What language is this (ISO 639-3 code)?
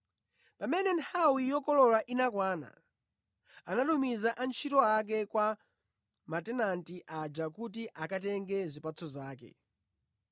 nya